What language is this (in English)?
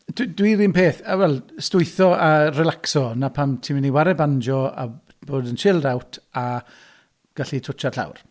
Welsh